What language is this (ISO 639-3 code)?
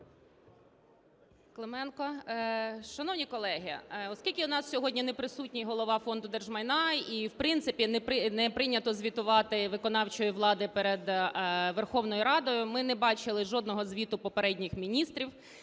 ukr